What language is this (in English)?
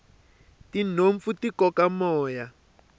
Tsonga